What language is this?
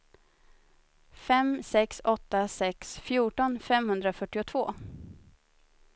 Swedish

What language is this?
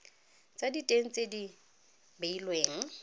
Tswana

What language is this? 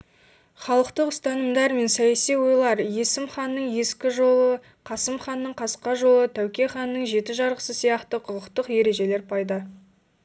Kazakh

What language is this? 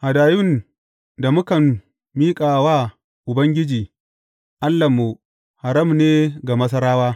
Hausa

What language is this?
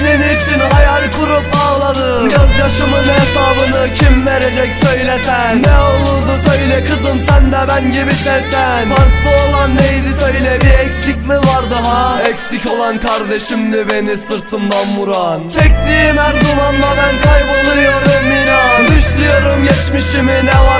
Turkish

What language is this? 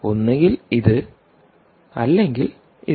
Malayalam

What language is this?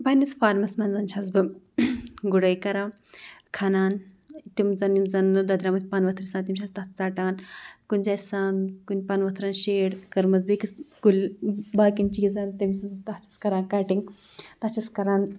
Kashmiri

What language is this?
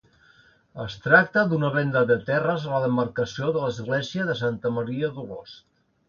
Catalan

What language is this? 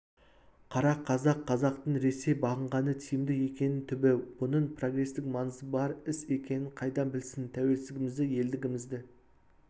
Kazakh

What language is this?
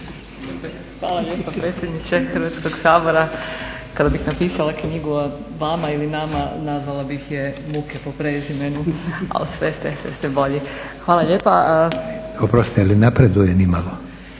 Croatian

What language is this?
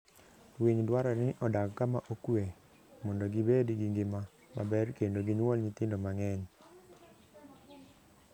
Luo (Kenya and Tanzania)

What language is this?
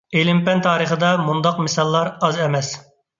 Uyghur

